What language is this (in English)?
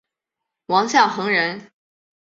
Chinese